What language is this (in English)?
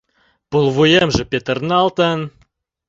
Mari